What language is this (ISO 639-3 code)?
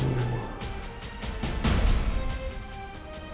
ind